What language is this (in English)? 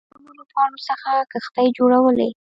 Pashto